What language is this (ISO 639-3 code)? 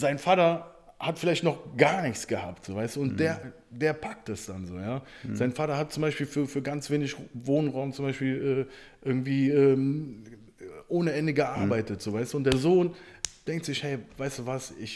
deu